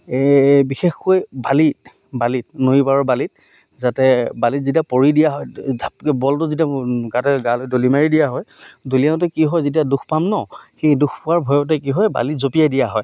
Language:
Assamese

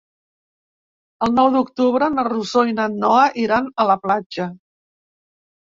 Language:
Catalan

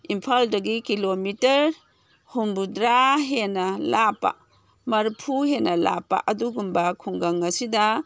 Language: Manipuri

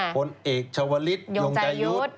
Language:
Thai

